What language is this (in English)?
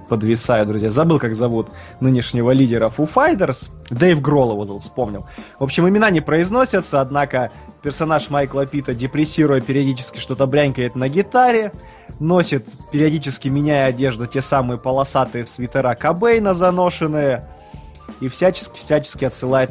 Russian